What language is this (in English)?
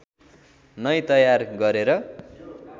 Nepali